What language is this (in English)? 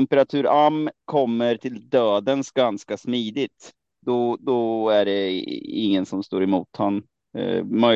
Swedish